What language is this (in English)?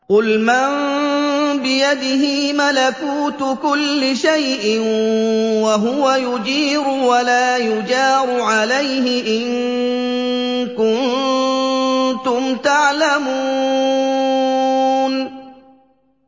Arabic